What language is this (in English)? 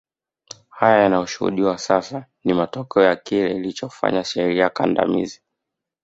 Swahili